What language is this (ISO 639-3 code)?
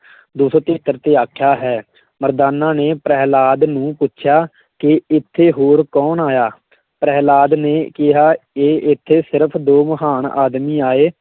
pan